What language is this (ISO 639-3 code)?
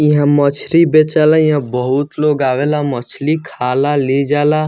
bho